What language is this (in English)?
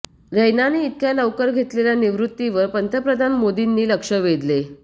Marathi